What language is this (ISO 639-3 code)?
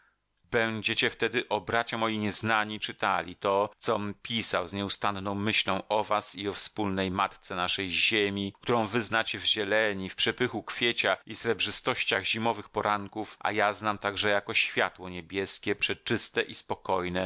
pol